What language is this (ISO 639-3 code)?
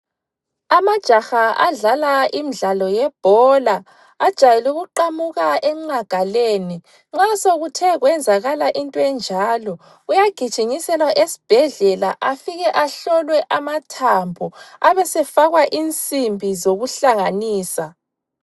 nde